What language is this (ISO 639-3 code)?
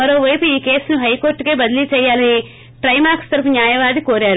tel